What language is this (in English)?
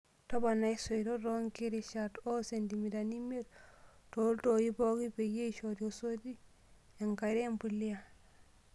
Masai